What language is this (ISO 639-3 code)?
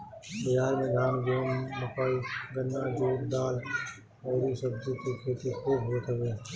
bho